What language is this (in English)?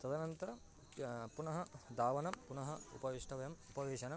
Sanskrit